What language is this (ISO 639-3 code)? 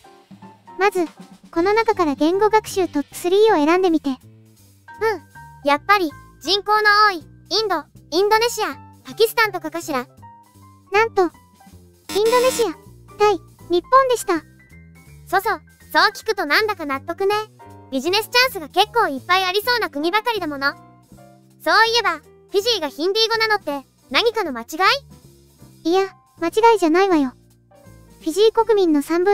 jpn